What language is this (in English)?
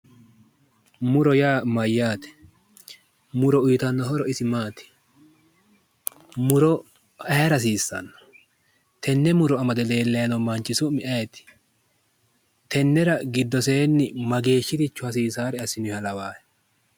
Sidamo